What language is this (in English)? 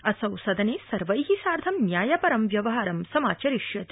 Sanskrit